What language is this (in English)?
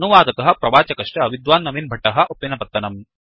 Sanskrit